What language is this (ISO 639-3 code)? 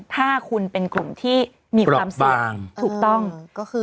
tha